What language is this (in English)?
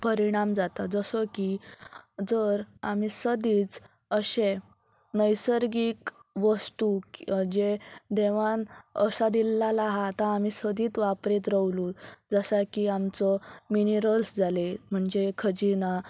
Konkani